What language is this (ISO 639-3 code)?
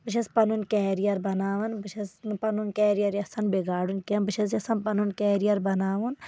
kas